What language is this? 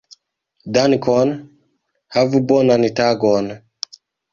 Esperanto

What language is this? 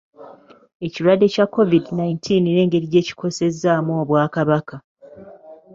Ganda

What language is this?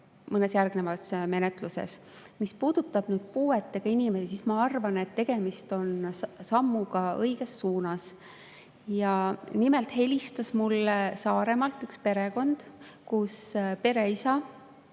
Estonian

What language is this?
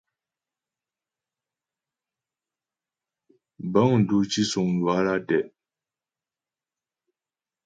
Ghomala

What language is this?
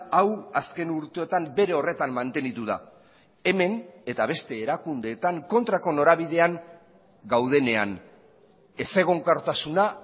Basque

